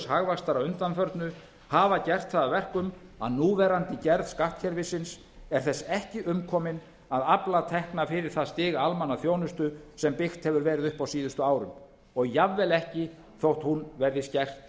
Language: Icelandic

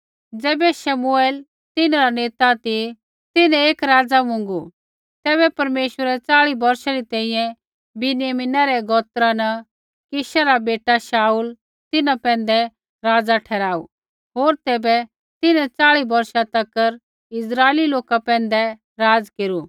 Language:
Kullu Pahari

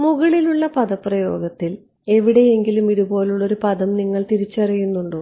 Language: Malayalam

